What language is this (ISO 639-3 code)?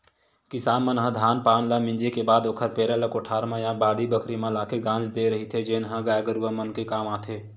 hne